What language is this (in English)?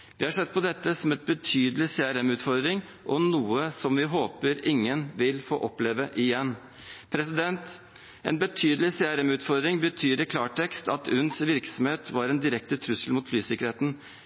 Norwegian Bokmål